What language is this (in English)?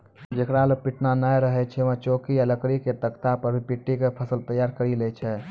Maithili